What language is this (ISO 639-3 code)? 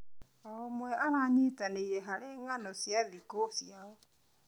kik